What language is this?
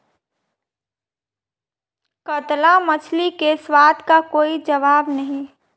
Hindi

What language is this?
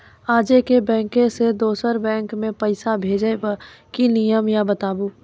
Maithili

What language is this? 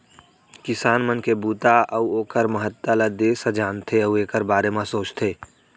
Chhattisgarhi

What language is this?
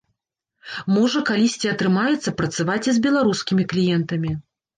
Belarusian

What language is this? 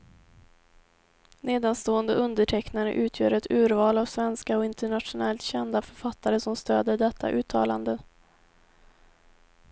Swedish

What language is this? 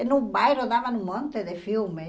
Portuguese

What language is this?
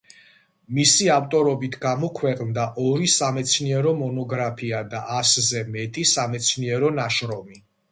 Georgian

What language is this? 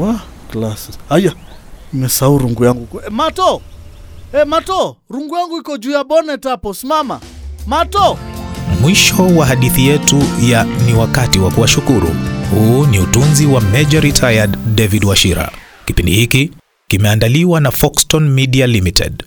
Swahili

